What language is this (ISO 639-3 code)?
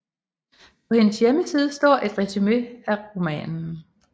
dan